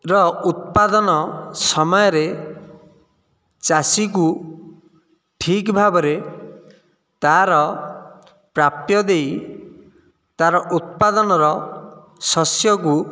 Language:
Odia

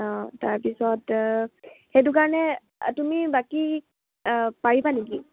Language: Assamese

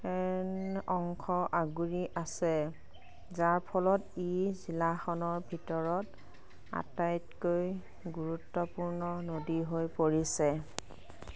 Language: Assamese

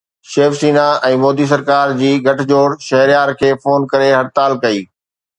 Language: Sindhi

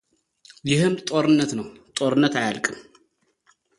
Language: Amharic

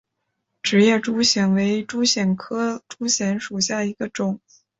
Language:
Chinese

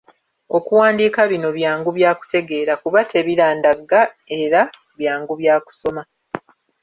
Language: Ganda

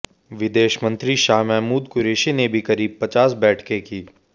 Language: Hindi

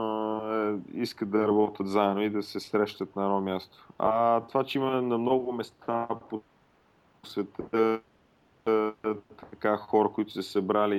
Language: Bulgarian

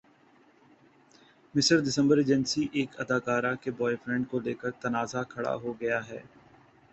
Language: Urdu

